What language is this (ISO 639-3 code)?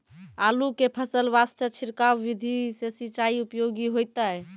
mai